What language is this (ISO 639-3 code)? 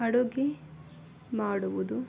kan